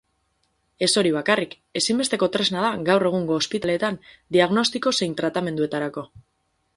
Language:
Basque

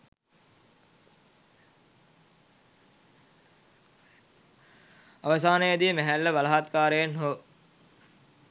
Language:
Sinhala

